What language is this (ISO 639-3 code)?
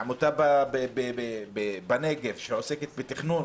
heb